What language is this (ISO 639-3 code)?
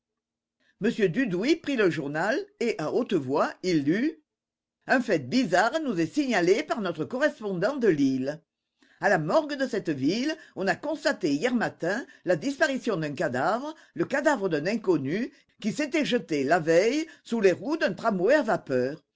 fra